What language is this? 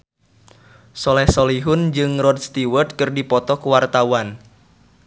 Sundanese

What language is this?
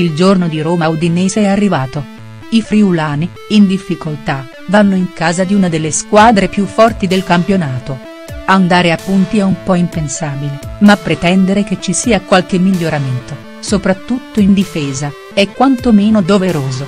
Italian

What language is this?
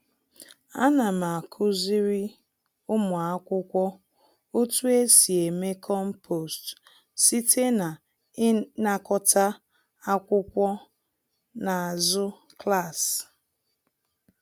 Igbo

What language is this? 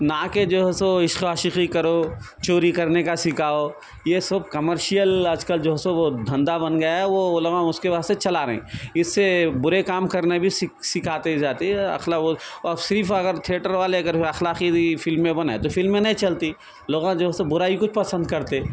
Urdu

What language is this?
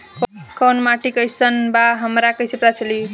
Bhojpuri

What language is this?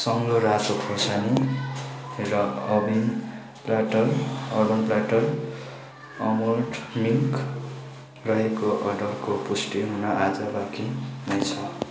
Nepali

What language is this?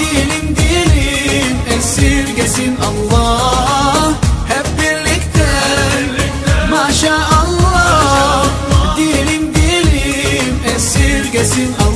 Turkish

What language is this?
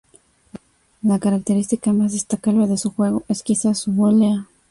Spanish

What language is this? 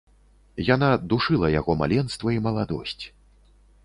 Belarusian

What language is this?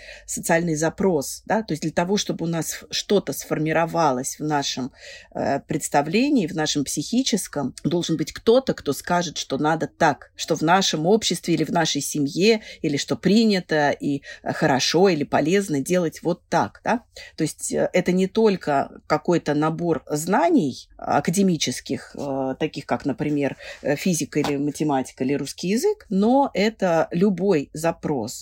Russian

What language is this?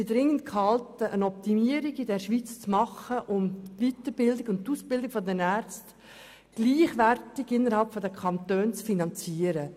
Swiss German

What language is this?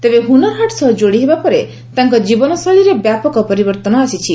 Odia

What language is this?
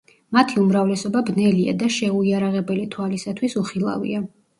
Georgian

